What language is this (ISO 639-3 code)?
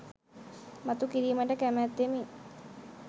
sin